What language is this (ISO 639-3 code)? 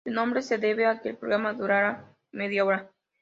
spa